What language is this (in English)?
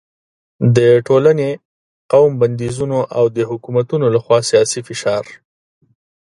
Pashto